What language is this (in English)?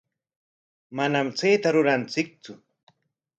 Corongo Ancash Quechua